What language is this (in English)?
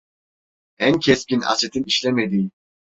Turkish